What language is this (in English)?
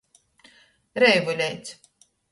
Latgalian